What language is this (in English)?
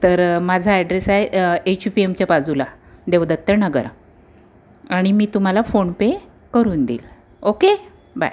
Marathi